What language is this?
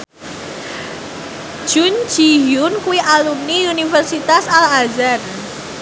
Javanese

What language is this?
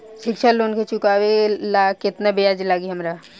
Bhojpuri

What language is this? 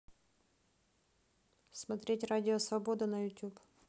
Russian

